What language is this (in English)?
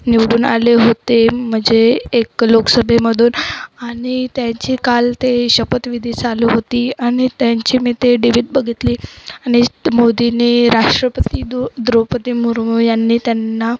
Marathi